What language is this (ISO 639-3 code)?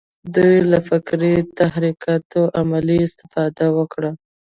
pus